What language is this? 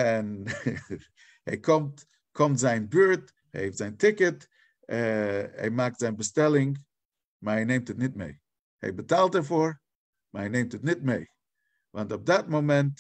Dutch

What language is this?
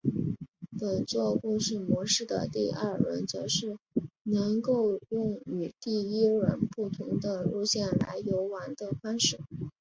Chinese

